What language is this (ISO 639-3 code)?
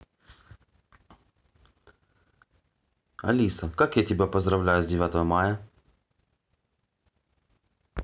rus